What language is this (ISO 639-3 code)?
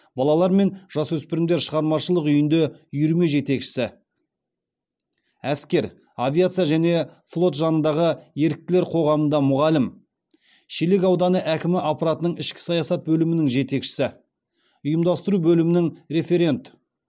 kaz